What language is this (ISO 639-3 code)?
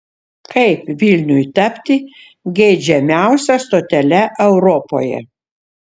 lit